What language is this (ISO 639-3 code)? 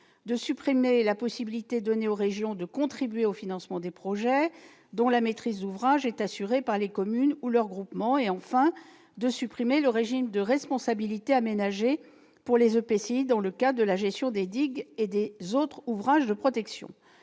fra